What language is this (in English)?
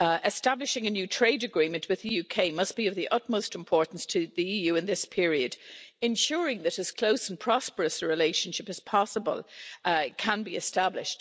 English